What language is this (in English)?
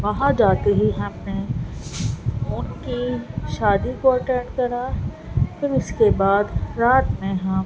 Urdu